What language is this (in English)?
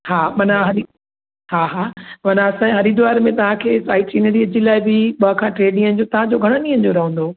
Sindhi